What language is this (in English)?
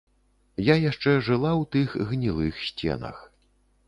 Belarusian